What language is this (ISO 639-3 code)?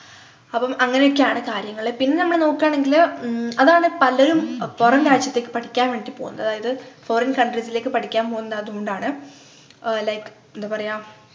mal